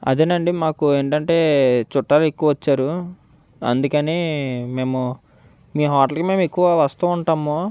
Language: Telugu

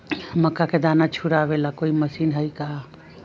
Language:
Magahi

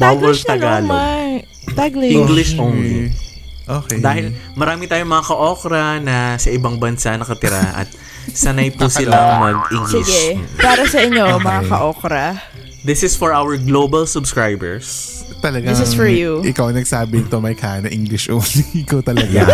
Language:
Filipino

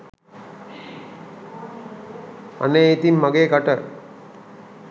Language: Sinhala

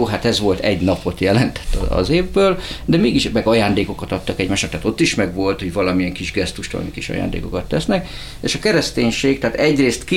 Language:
Hungarian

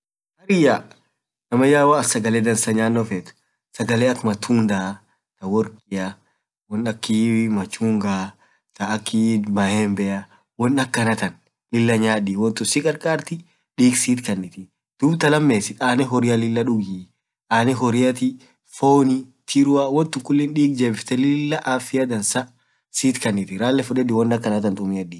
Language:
Orma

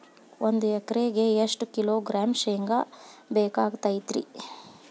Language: Kannada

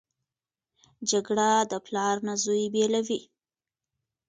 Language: Pashto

